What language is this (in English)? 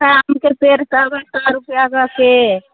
Maithili